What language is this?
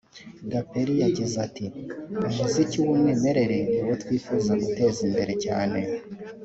Kinyarwanda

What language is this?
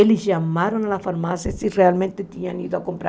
Portuguese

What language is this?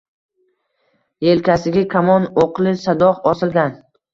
Uzbek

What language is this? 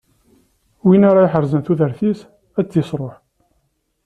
Kabyle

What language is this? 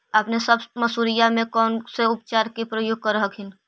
Magahi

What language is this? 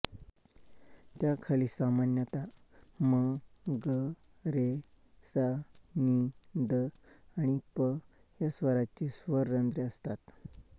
Marathi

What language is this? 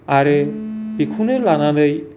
Bodo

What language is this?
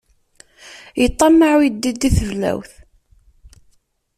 Kabyle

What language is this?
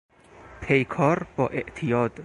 Persian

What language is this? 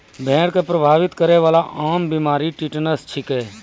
Maithili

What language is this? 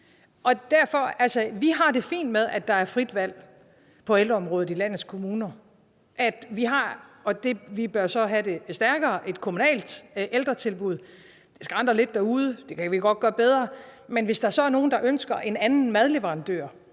Danish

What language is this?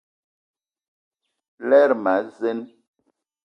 Eton (Cameroon)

